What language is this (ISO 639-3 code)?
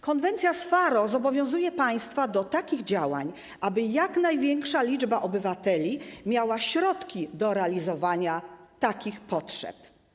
pol